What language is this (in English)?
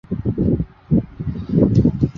Chinese